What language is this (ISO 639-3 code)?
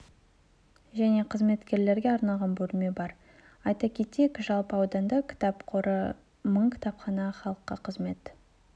kaz